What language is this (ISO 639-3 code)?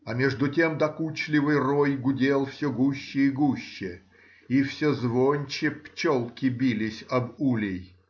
rus